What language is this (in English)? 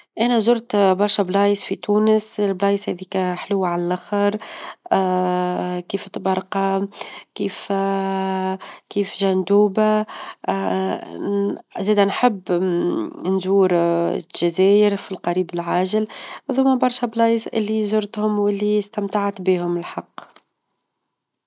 Tunisian Arabic